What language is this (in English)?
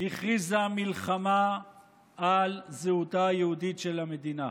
Hebrew